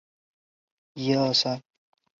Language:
Chinese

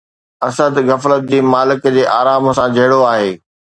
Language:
Sindhi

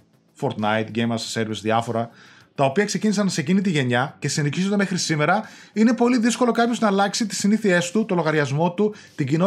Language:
Greek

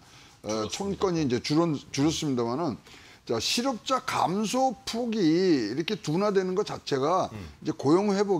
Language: Korean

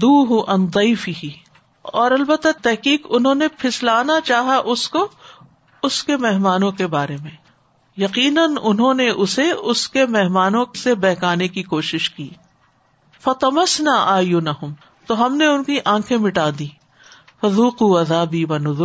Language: Urdu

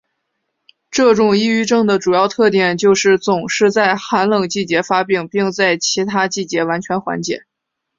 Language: Chinese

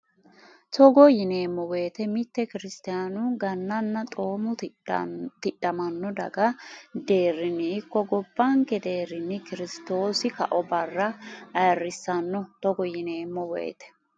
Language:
Sidamo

